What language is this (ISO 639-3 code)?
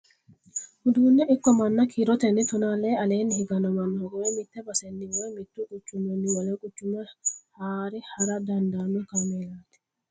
sid